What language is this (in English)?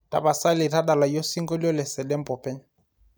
Masai